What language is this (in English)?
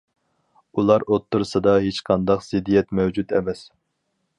Uyghur